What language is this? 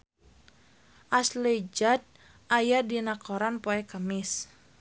Sundanese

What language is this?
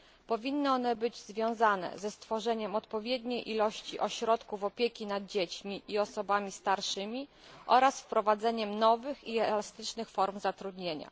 Polish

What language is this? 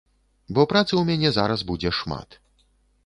Belarusian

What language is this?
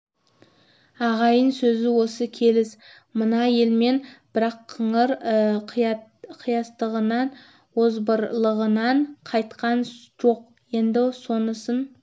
Kazakh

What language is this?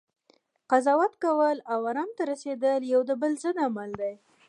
Pashto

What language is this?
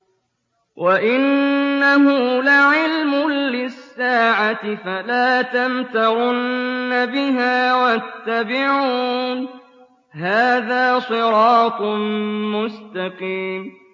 Arabic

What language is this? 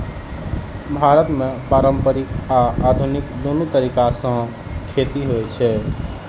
Maithili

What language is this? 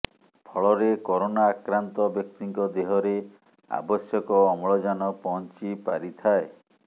Odia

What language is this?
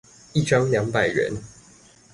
Chinese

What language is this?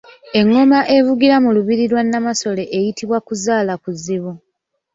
Ganda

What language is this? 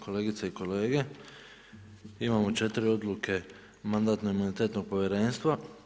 Croatian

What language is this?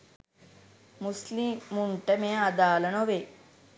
Sinhala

